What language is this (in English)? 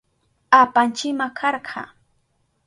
Southern Pastaza Quechua